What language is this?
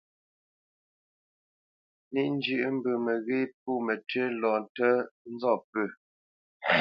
Bamenyam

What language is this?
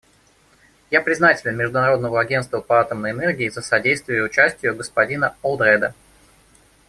Russian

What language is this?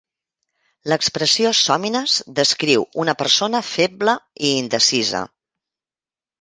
Catalan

